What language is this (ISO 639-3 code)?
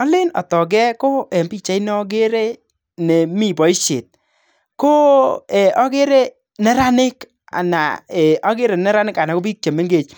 kln